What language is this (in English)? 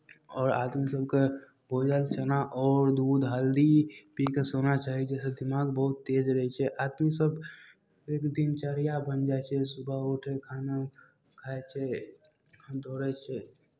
Maithili